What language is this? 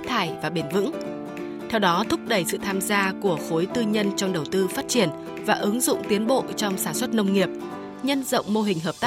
Vietnamese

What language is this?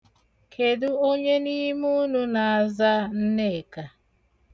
Igbo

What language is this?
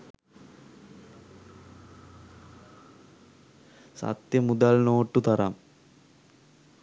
Sinhala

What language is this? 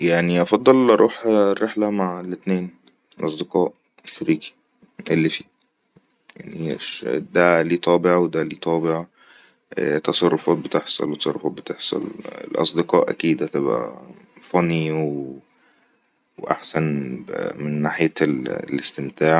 Egyptian Arabic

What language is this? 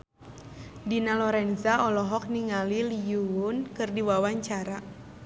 Sundanese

